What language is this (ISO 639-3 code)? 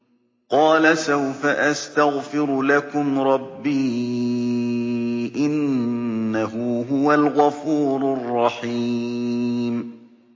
ara